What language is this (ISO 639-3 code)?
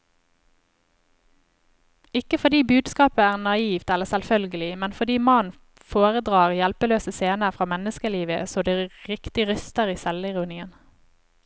nor